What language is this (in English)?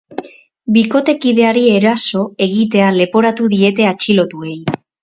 Basque